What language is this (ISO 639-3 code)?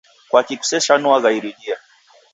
dav